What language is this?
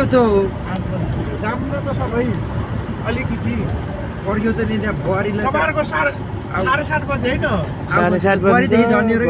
Thai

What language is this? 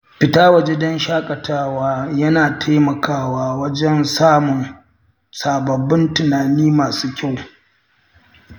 Hausa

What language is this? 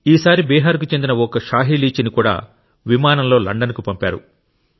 Telugu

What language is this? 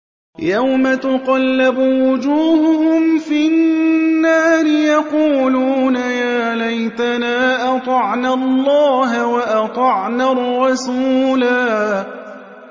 Arabic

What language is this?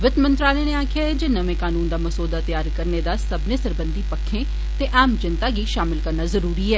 Dogri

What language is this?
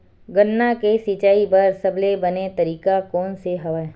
Chhattisgarhi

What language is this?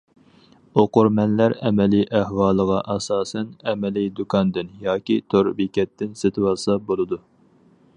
Uyghur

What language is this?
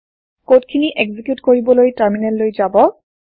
Assamese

